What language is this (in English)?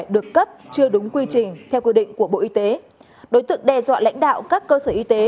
Vietnamese